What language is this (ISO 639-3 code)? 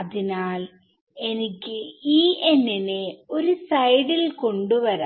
mal